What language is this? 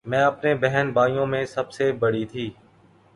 Urdu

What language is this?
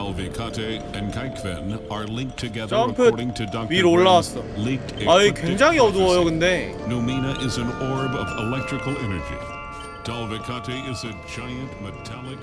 Korean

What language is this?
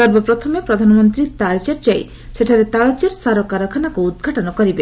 Odia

